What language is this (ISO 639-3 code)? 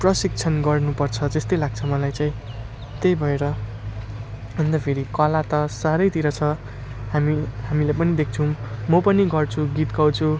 nep